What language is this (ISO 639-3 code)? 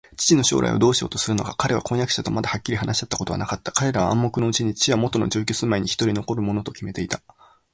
jpn